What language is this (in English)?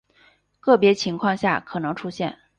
Chinese